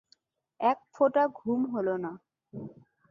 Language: Bangla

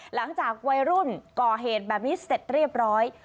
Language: Thai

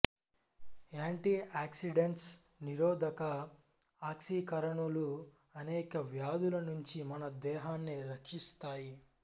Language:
Telugu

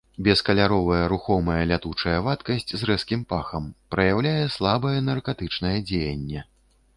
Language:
Belarusian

